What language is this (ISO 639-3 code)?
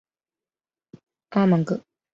zho